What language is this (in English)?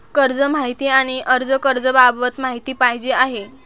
Marathi